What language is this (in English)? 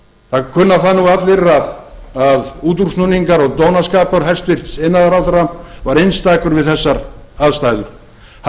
Icelandic